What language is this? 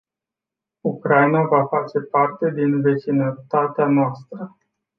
Romanian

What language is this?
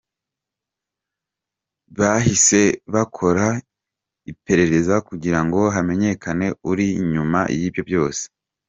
Kinyarwanda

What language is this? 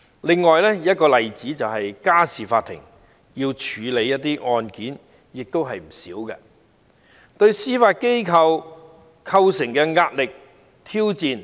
Cantonese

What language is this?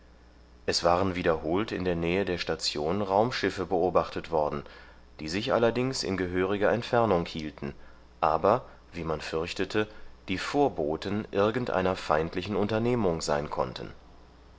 German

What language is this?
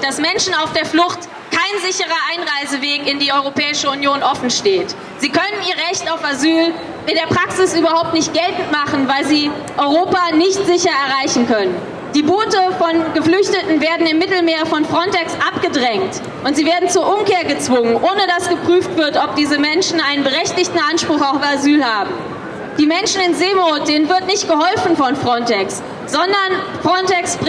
German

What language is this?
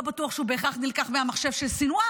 Hebrew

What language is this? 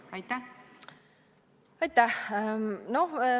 Estonian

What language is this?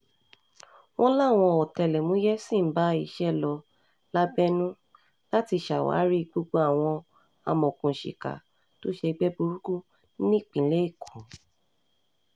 Yoruba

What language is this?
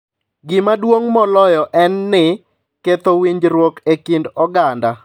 Luo (Kenya and Tanzania)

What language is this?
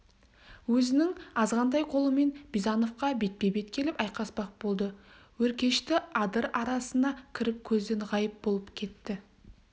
Kazakh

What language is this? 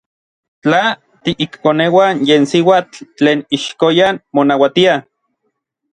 Orizaba Nahuatl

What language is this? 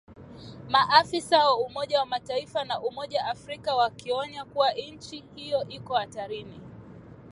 Swahili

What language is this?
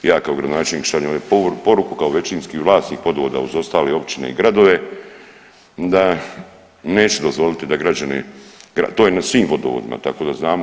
Croatian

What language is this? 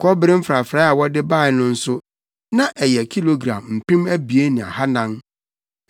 Akan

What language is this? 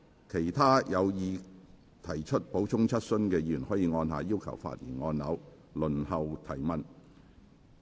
Cantonese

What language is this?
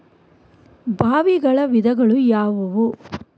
Kannada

